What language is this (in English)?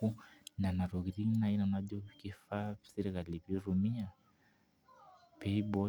Masai